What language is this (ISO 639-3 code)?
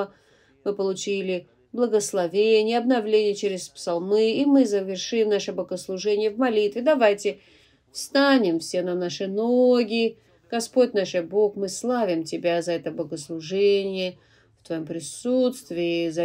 rus